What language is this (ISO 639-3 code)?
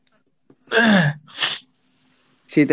ben